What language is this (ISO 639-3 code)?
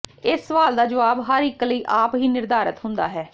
pan